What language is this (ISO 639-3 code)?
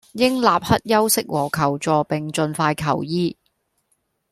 yue